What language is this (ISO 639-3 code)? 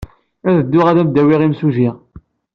kab